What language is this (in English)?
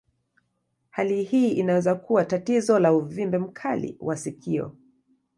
Swahili